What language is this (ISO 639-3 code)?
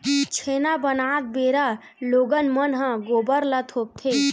hne